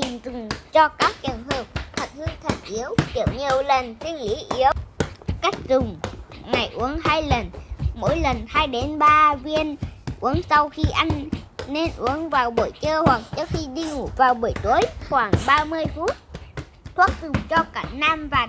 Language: Vietnamese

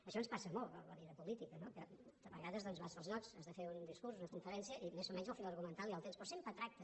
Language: Catalan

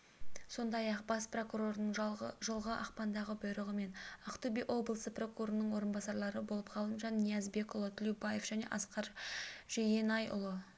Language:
Kazakh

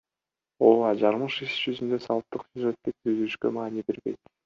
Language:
Kyrgyz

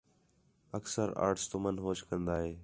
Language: Khetrani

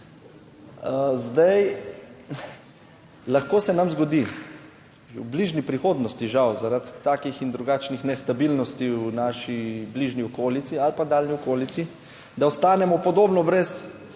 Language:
Slovenian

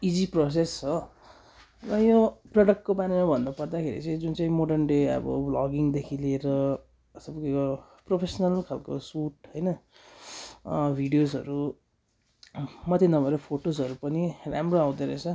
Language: Nepali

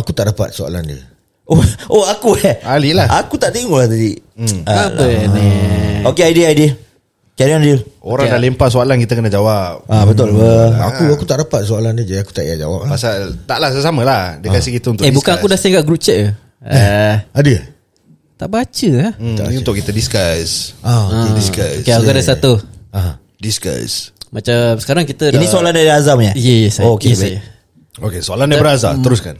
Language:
Malay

